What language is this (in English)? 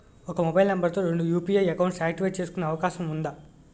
Telugu